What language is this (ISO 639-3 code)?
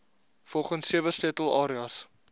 afr